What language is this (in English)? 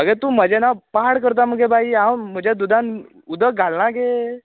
Konkani